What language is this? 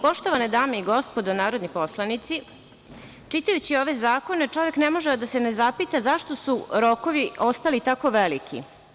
Serbian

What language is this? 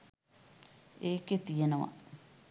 Sinhala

